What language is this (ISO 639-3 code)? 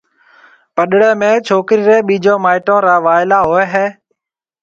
mve